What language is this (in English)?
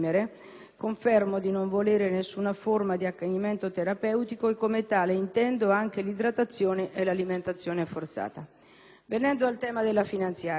Italian